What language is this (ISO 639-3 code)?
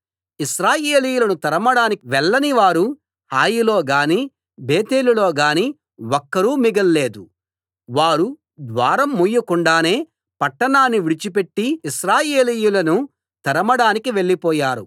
tel